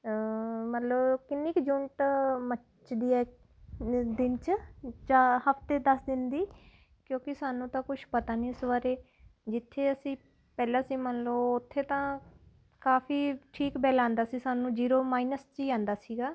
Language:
Punjabi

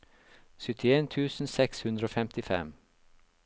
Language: Norwegian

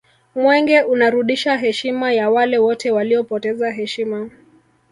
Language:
Swahili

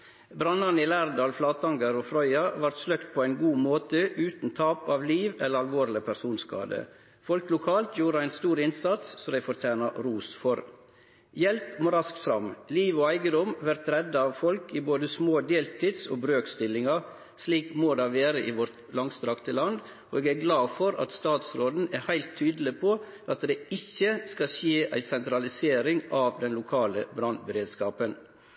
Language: Norwegian Nynorsk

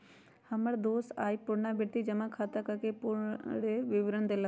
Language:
Magahi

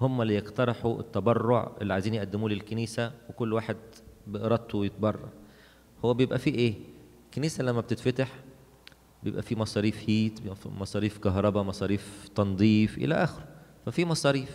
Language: Arabic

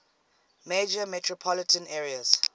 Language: English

